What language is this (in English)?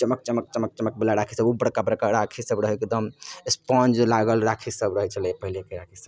Maithili